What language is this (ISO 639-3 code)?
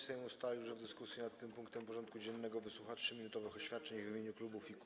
pol